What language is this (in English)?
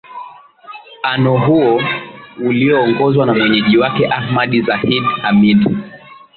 Swahili